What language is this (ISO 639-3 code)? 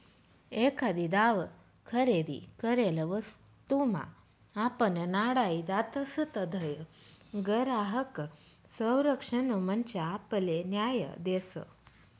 mar